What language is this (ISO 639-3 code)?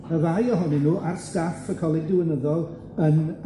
cym